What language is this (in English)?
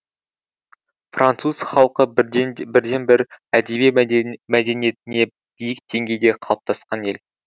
Kazakh